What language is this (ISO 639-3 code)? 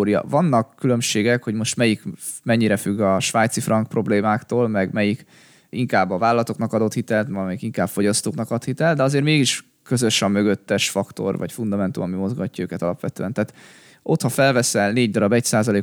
hun